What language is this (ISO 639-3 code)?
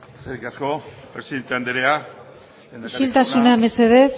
eus